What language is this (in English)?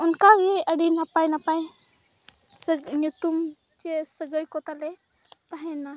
Santali